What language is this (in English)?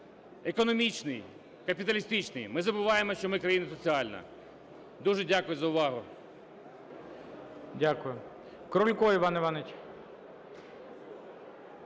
Ukrainian